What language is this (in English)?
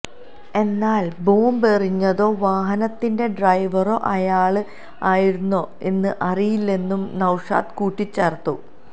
Malayalam